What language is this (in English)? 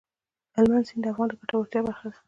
Pashto